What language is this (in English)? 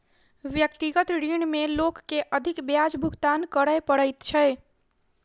Maithili